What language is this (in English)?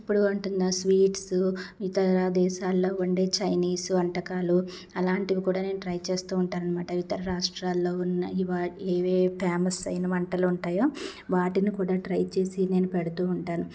Telugu